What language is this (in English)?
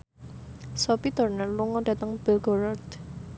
Javanese